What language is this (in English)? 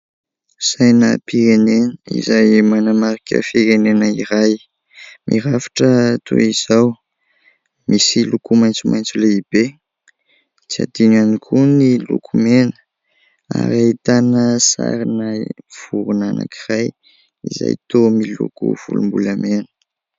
Malagasy